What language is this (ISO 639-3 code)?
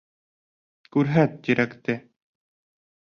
bak